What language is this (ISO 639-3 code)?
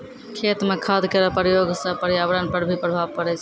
mai